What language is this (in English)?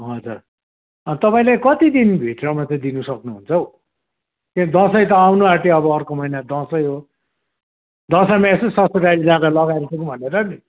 Nepali